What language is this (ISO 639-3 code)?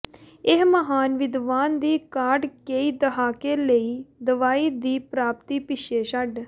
pan